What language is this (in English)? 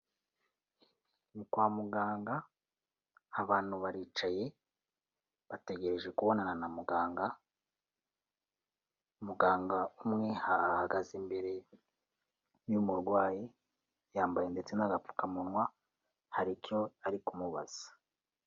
Kinyarwanda